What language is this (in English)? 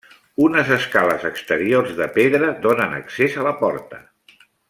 Catalan